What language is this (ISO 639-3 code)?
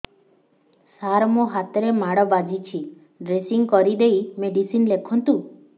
ori